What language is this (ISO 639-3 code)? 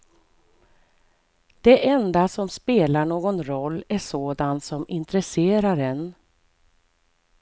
swe